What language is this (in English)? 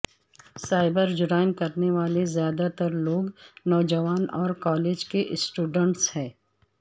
Urdu